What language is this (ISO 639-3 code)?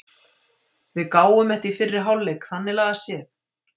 isl